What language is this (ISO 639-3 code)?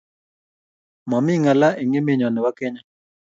kln